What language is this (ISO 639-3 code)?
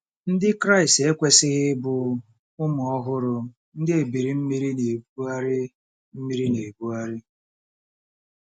ibo